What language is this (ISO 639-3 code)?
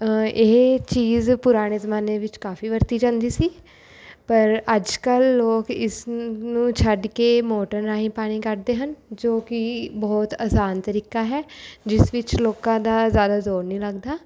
pan